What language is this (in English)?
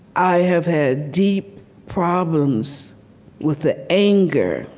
English